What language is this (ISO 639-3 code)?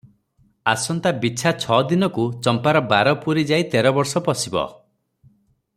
ori